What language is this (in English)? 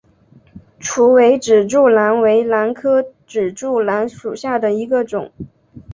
Chinese